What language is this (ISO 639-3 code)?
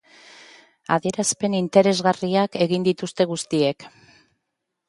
eus